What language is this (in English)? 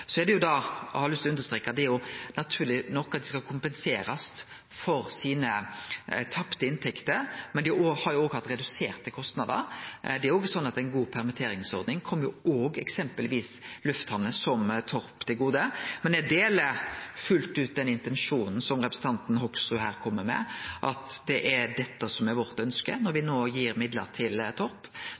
Norwegian Nynorsk